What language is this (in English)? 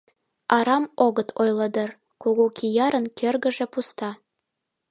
Mari